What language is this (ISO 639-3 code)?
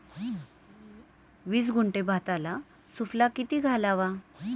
mar